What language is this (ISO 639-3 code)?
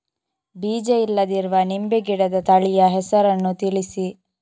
kan